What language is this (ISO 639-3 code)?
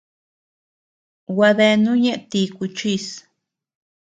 cux